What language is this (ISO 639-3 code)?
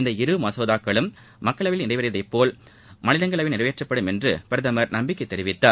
tam